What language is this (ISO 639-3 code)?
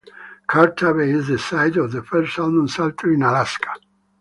eng